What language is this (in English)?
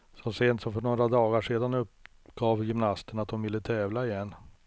Swedish